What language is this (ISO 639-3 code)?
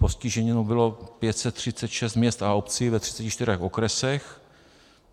ces